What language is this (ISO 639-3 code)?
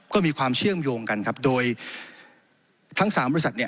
tha